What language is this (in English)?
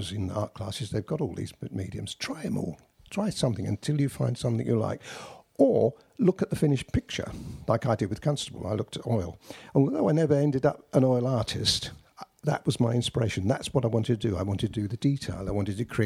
English